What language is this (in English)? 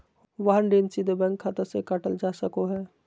Magahi